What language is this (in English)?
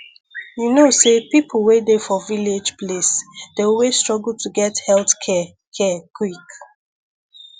Nigerian Pidgin